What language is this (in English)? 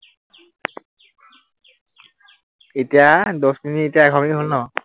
Assamese